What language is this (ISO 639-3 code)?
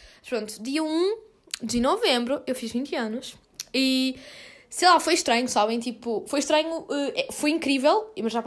por